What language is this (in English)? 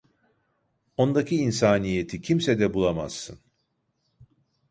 Turkish